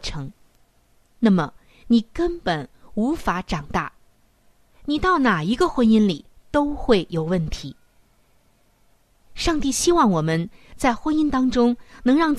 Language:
Chinese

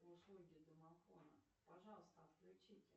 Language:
Russian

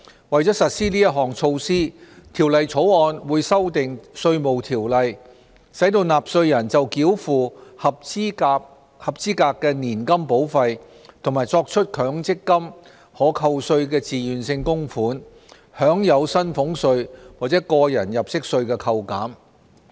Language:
Cantonese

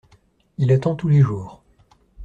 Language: French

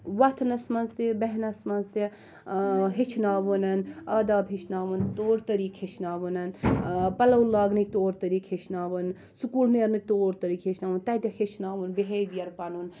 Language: Kashmiri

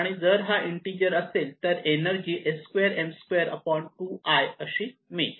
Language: Marathi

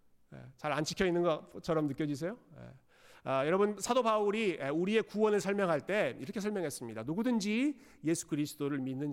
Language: Korean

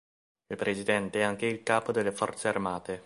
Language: Italian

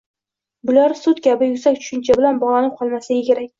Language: Uzbek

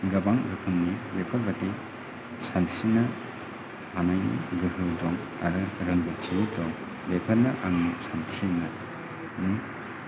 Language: Bodo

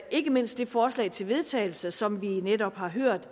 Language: Danish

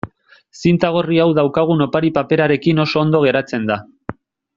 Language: Basque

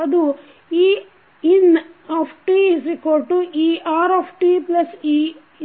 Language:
Kannada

